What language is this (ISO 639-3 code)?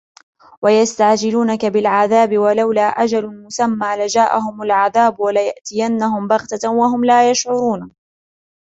ara